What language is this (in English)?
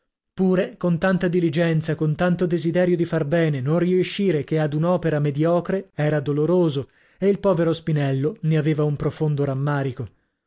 Italian